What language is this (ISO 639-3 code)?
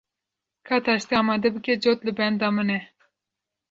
kur